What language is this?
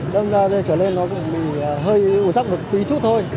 Vietnamese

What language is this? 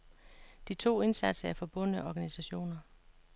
Danish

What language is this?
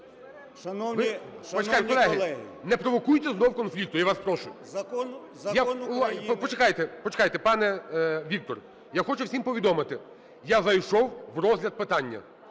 Ukrainian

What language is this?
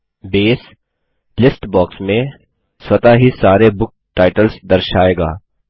Hindi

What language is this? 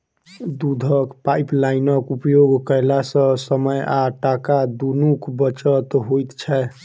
Maithili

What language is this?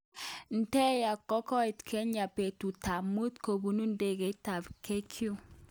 Kalenjin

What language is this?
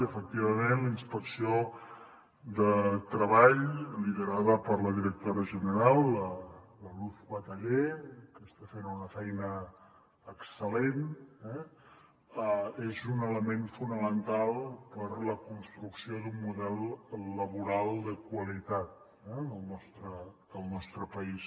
Catalan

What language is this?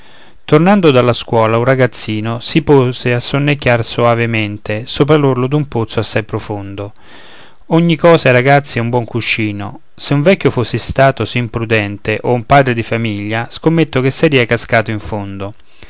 Italian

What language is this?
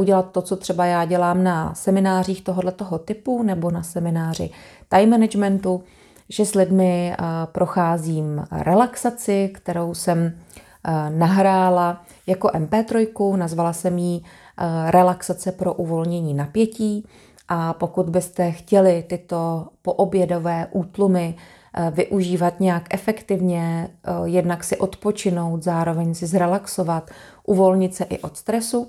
Czech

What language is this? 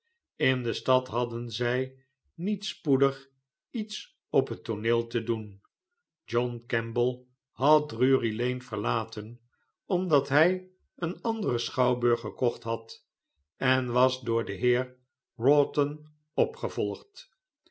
Dutch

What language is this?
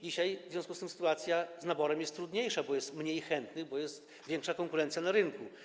Polish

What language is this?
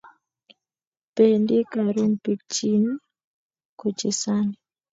Kalenjin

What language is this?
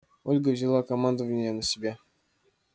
Russian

